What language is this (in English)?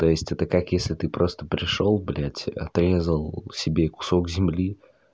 Russian